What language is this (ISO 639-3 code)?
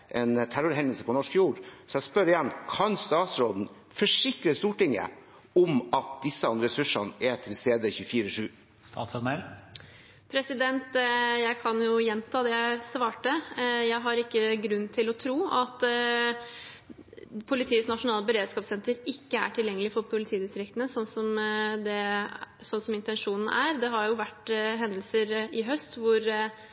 nob